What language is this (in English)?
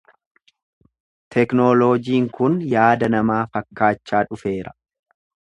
Oromo